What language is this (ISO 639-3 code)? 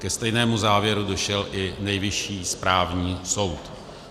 ces